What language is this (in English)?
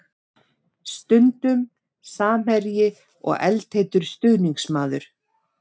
Icelandic